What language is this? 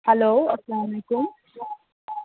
Kashmiri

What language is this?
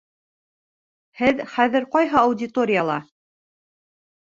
Bashkir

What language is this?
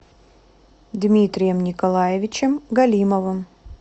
Russian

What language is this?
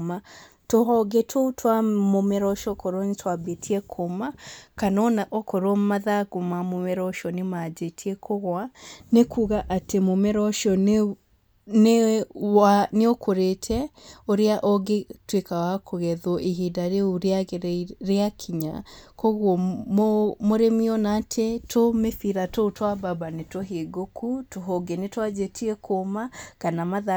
Kikuyu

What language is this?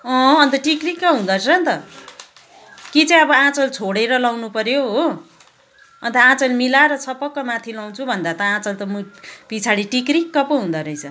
Nepali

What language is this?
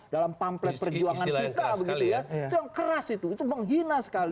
Indonesian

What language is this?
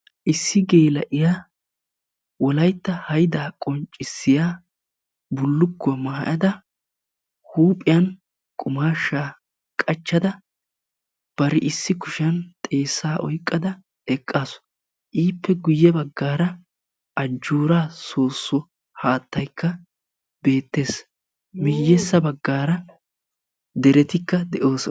Wolaytta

